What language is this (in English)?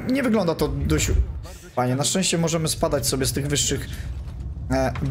Polish